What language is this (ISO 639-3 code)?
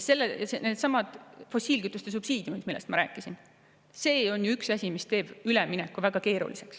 est